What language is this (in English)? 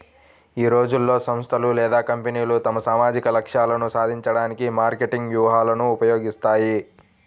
Telugu